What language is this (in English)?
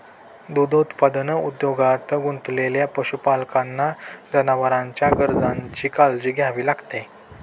Marathi